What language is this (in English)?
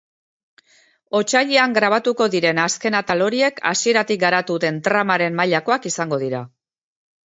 Basque